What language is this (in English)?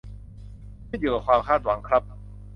Thai